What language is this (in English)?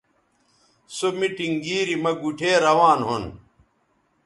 Bateri